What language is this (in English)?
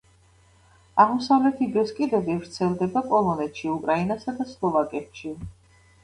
Georgian